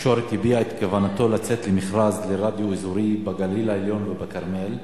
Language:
Hebrew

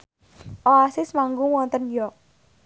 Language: Javanese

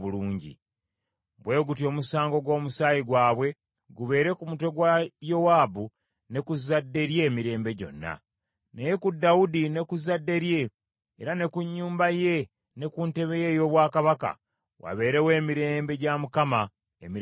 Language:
Ganda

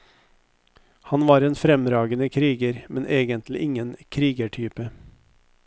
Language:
Norwegian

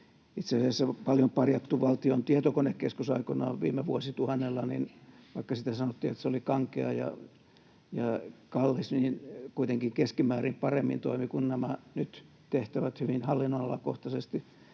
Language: Finnish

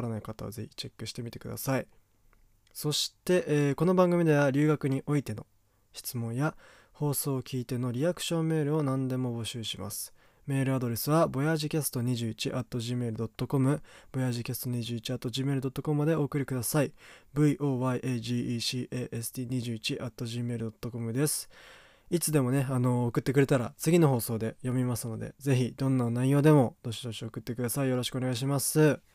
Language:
Japanese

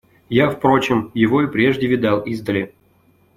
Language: Russian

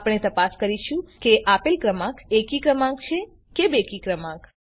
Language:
Gujarati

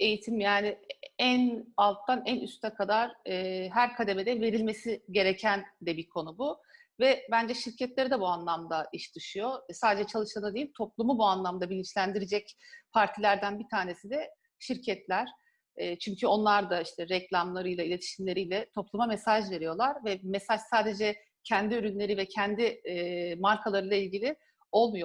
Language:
Turkish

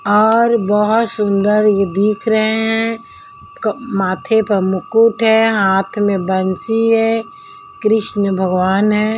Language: Hindi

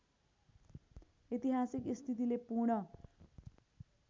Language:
Nepali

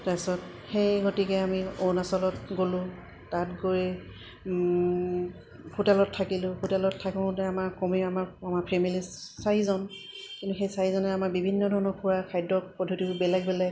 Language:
Assamese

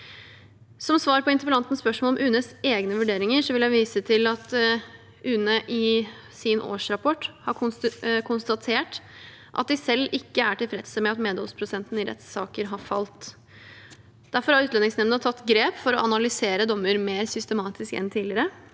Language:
Norwegian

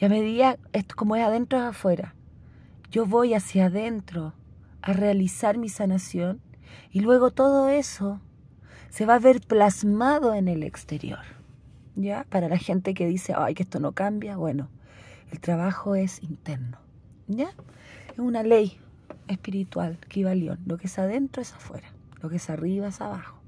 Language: Spanish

